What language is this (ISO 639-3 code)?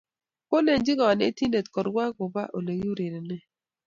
kln